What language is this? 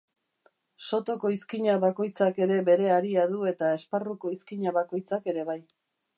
Basque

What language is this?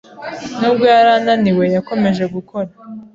Kinyarwanda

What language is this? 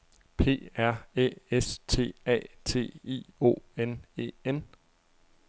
Danish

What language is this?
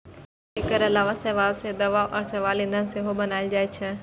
Maithili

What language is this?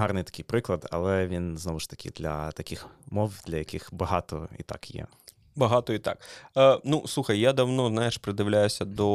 Ukrainian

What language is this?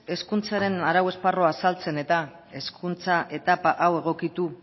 Basque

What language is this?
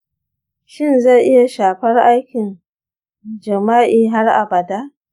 Hausa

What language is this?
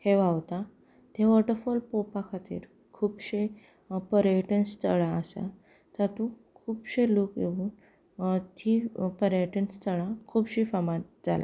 Konkani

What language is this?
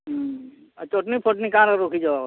Odia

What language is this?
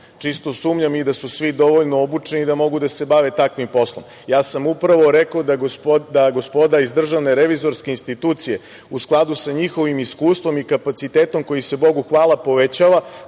Serbian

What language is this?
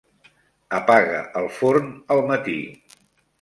Catalan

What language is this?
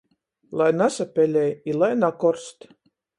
Latgalian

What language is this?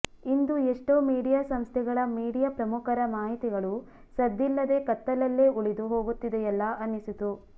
Kannada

